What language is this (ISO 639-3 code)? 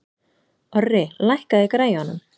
isl